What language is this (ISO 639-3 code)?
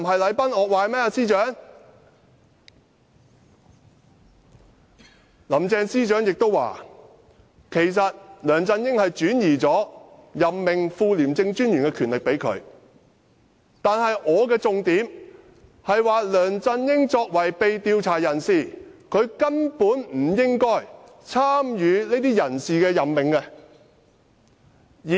yue